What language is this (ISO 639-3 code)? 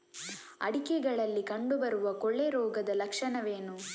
kan